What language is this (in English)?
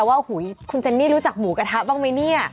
Thai